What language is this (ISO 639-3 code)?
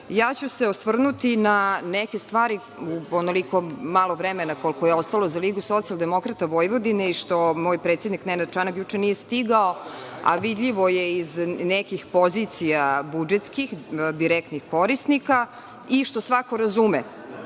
srp